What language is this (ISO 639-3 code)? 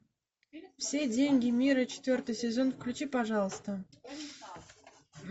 rus